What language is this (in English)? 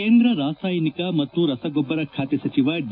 Kannada